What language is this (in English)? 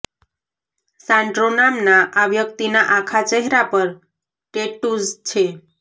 Gujarati